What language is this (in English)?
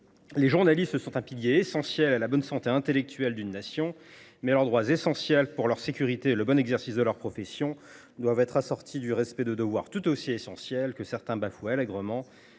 French